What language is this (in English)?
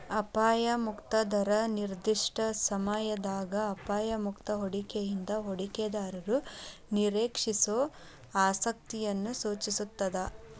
Kannada